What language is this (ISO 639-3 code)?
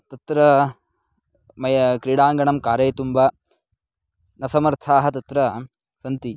san